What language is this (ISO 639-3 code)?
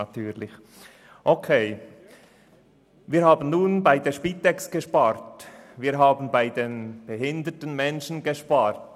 gsw